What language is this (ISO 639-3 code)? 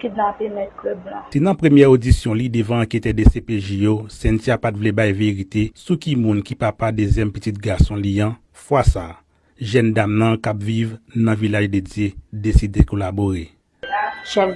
fra